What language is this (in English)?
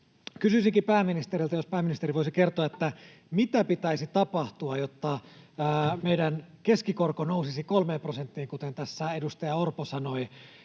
Finnish